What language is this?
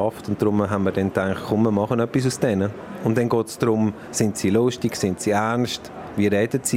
German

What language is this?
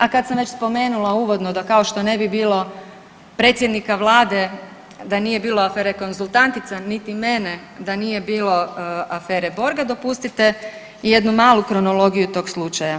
Croatian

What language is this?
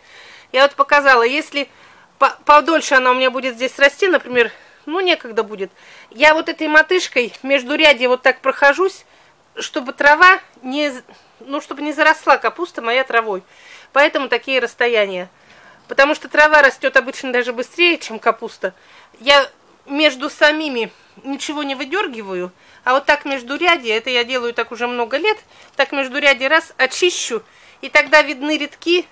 Russian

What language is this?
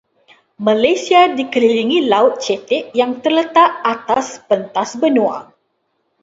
Malay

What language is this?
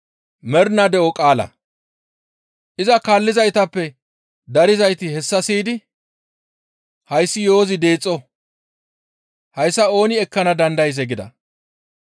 Gamo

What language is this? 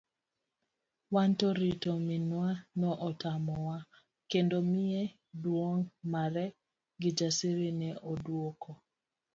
Luo (Kenya and Tanzania)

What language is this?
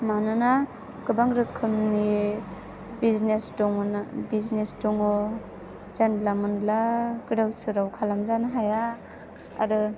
Bodo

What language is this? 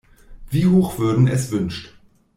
German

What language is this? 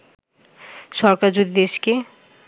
Bangla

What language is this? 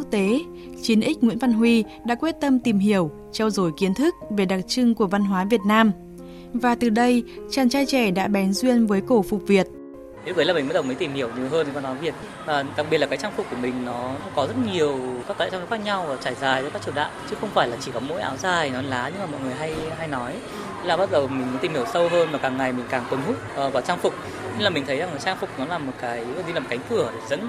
Vietnamese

